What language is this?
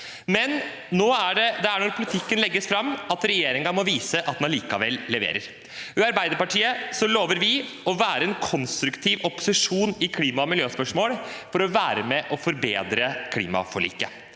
Norwegian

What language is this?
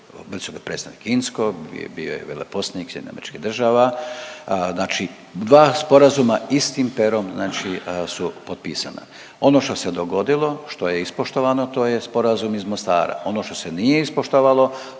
Croatian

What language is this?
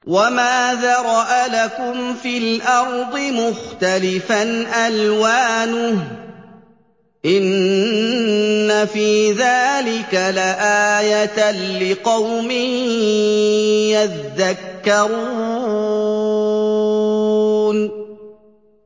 Arabic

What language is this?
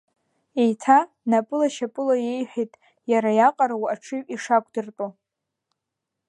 Abkhazian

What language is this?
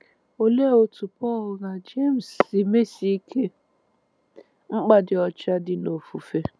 Igbo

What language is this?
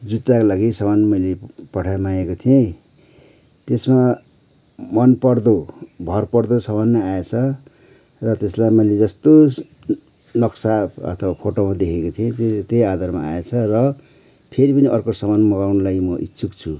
Nepali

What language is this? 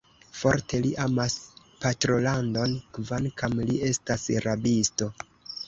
Esperanto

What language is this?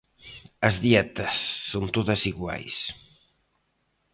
Galician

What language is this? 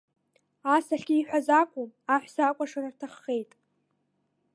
Abkhazian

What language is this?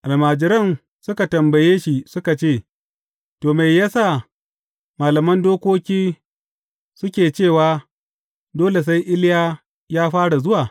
Hausa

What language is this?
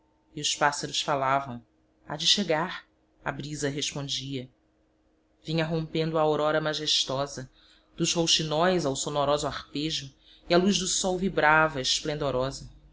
Portuguese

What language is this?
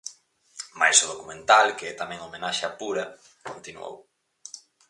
Galician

